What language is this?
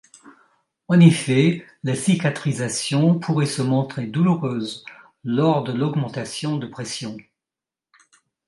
French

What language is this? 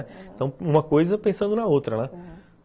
Portuguese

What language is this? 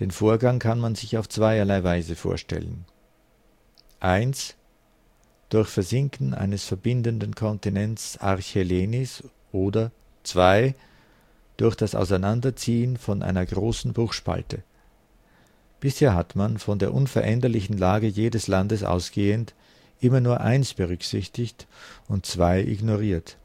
German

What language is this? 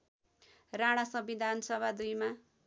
Nepali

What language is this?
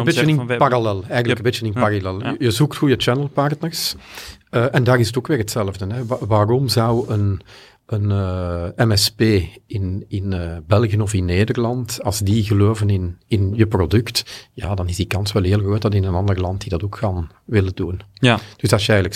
Dutch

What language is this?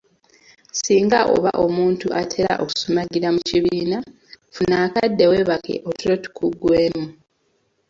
Ganda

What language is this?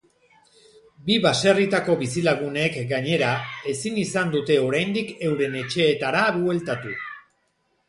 Basque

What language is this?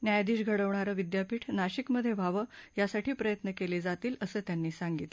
Marathi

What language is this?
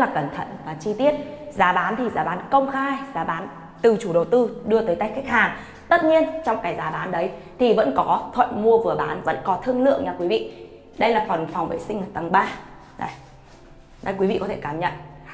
Vietnamese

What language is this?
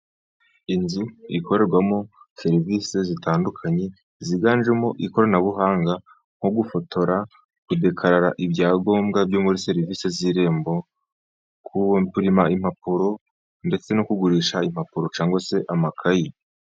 Kinyarwanda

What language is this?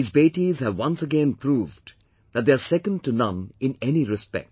English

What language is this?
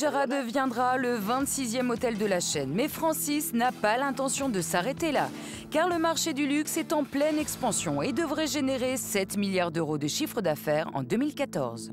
French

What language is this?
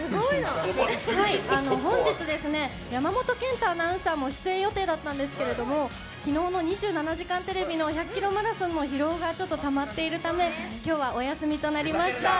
Japanese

